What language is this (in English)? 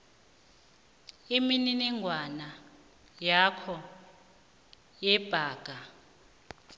South Ndebele